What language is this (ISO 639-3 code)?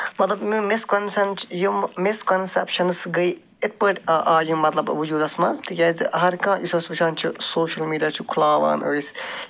kas